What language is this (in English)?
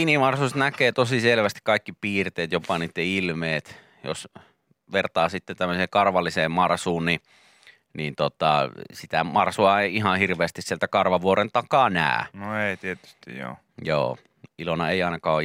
Finnish